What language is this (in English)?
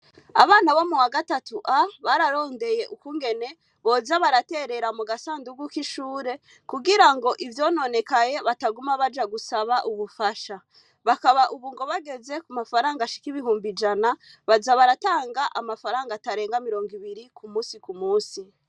Rundi